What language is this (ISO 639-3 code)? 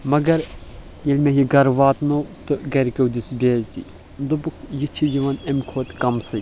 kas